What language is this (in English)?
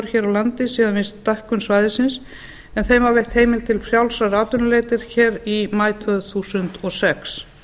Icelandic